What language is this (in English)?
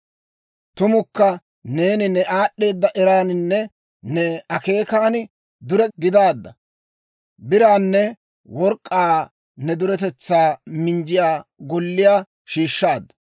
Dawro